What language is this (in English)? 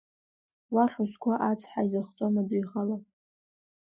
Abkhazian